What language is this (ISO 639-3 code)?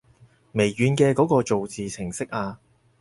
yue